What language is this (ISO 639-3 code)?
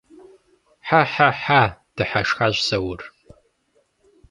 kbd